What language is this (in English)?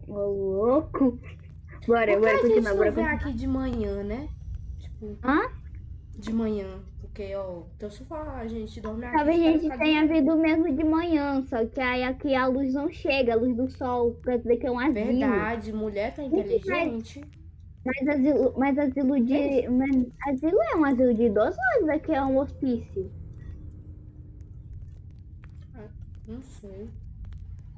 Portuguese